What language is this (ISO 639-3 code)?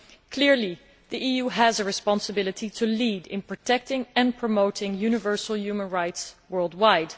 eng